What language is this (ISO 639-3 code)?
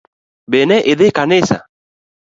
luo